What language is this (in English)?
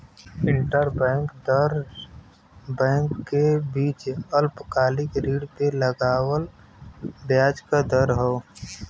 Bhojpuri